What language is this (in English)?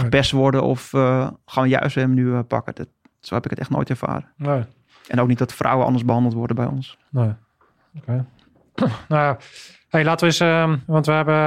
Dutch